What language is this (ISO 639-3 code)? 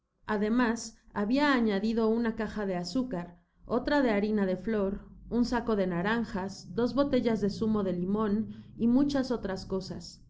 spa